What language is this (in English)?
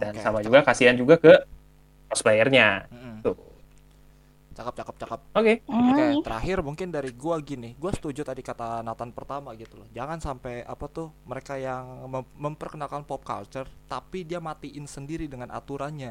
Indonesian